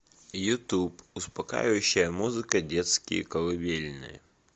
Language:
Russian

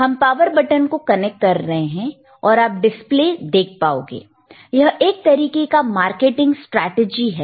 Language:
Hindi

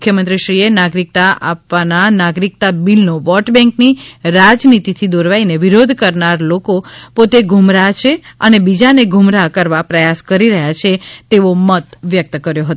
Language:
Gujarati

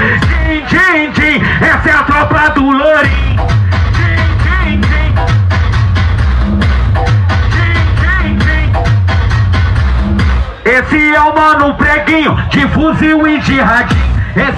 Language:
Portuguese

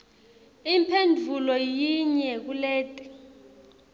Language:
Swati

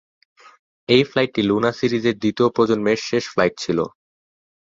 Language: Bangla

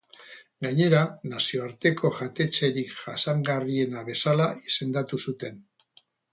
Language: Basque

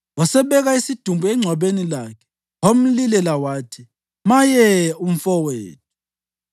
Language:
North Ndebele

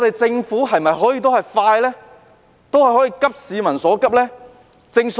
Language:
Cantonese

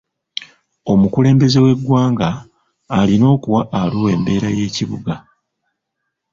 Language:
Ganda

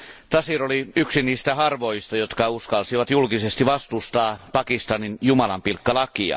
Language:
Finnish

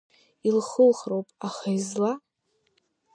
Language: Abkhazian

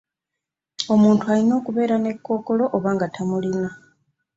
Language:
Ganda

